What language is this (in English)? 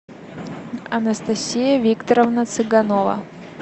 Russian